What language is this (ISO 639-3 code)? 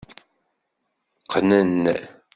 kab